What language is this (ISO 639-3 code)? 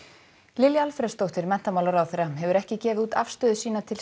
isl